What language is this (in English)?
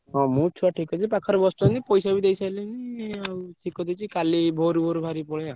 Odia